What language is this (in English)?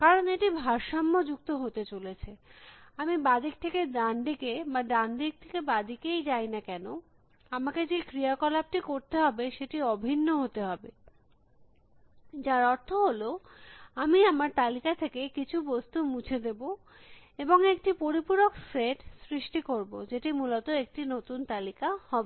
Bangla